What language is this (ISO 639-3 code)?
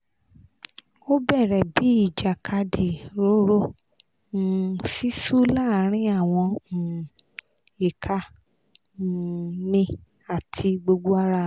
yor